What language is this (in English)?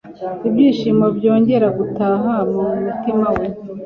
Kinyarwanda